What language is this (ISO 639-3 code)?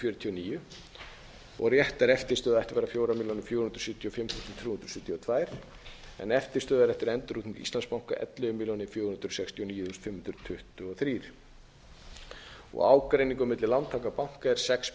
isl